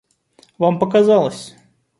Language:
Russian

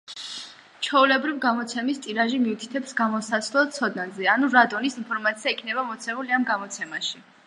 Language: Georgian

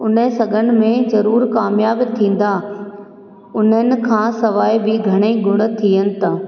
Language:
Sindhi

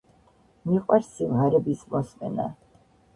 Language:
Georgian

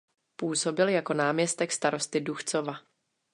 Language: Czech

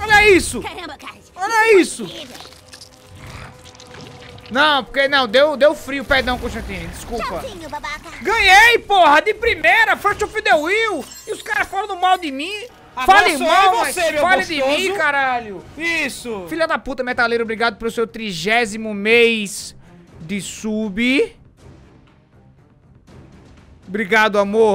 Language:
Portuguese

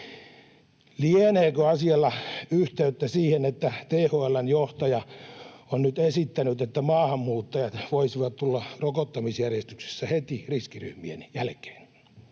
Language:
Finnish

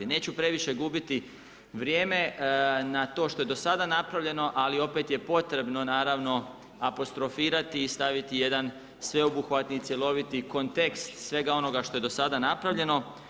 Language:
Croatian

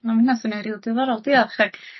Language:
Welsh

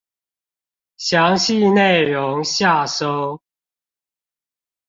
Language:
Chinese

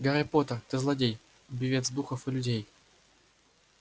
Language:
Russian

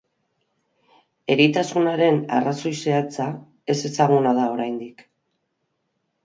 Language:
Basque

